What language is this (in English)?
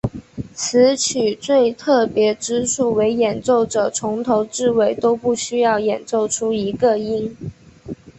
Chinese